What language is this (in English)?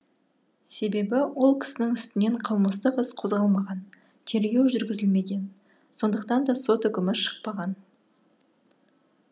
Kazakh